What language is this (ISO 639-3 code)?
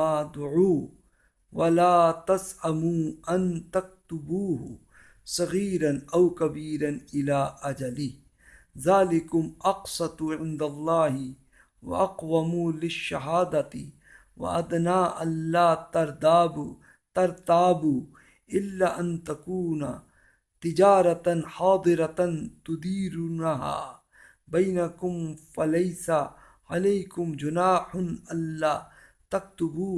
urd